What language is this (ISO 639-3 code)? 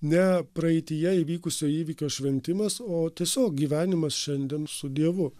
lit